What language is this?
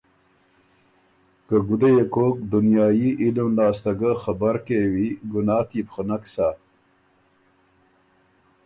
Ormuri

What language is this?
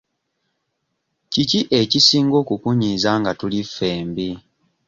Ganda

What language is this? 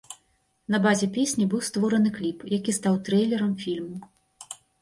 Belarusian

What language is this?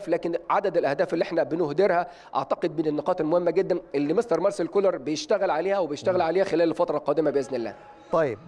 Arabic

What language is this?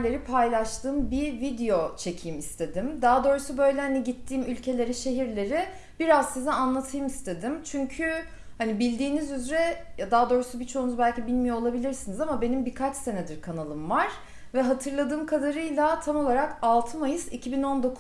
Turkish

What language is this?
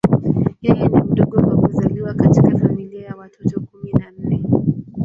Swahili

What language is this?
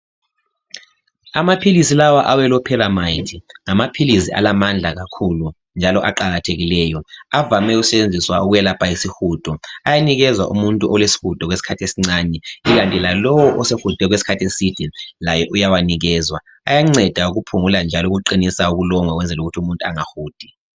North Ndebele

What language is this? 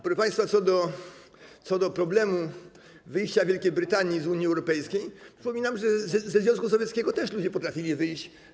Polish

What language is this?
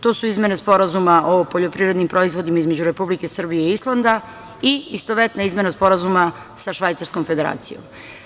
Serbian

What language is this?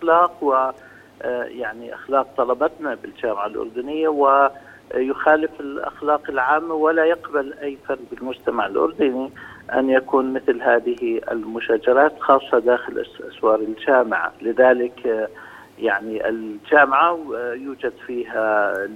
Arabic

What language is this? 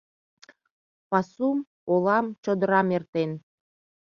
Mari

